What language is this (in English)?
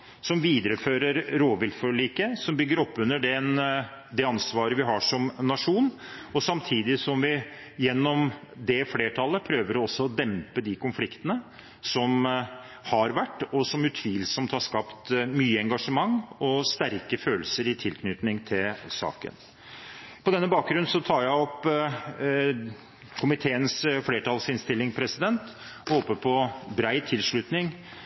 Norwegian Bokmål